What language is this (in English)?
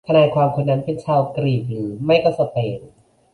Thai